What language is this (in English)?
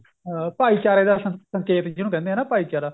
Punjabi